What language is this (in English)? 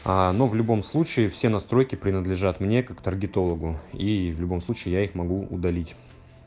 Russian